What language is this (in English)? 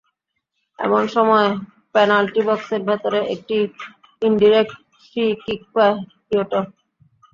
Bangla